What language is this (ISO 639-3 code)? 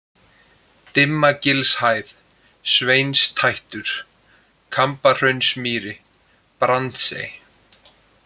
isl